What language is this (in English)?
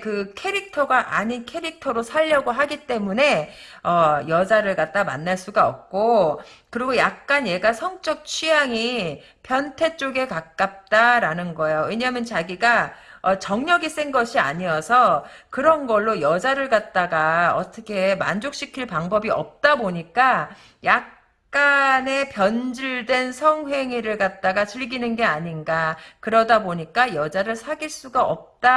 Korean